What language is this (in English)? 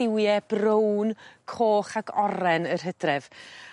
Welsh